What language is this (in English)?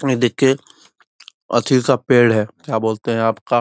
Magahi